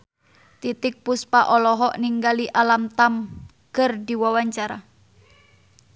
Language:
Sundanese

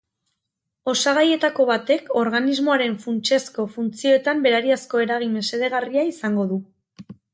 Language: Basque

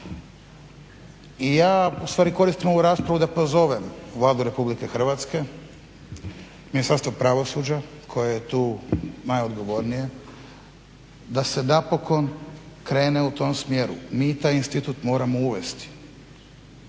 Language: Croatian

